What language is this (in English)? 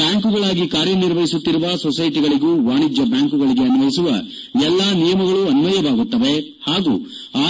Kannada